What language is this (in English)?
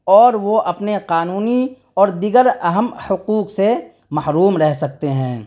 Urdu